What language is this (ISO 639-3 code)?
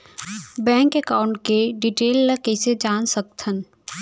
hne